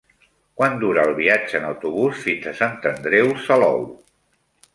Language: Catalan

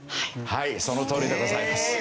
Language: Japanese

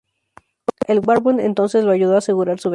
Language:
Spanish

